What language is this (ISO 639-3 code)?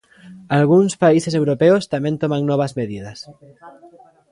glg